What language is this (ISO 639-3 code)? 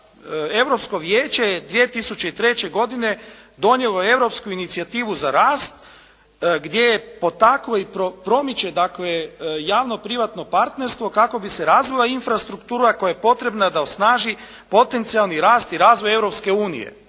hrv